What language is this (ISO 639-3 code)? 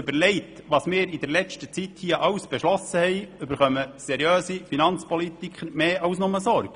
gsw